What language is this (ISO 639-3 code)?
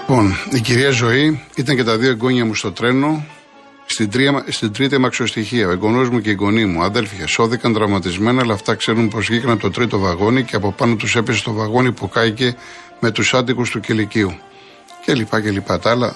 ell